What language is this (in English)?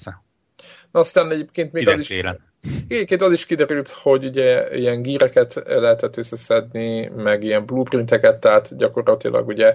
Hungarian